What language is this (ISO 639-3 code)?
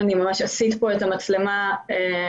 heb